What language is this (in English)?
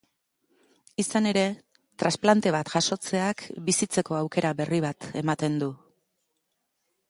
Basque